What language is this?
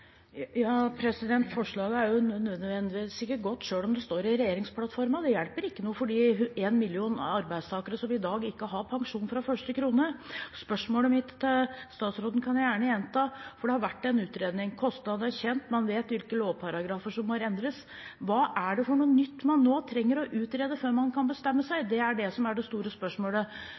Norwegian Bokmål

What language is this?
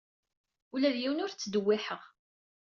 Kabyle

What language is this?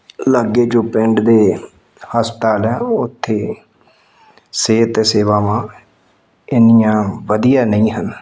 Punjabi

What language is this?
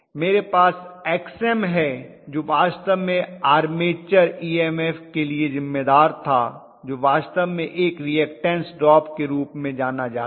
Hindi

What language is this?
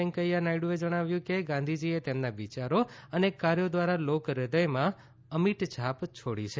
Gujarati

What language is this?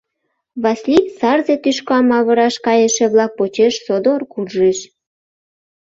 Mari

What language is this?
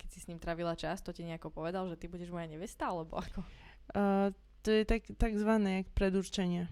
Slovak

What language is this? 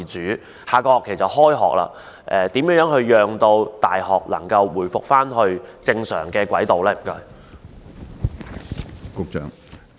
Cantonese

